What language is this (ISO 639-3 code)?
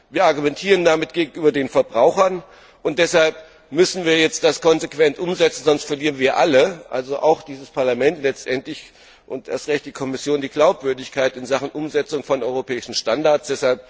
deu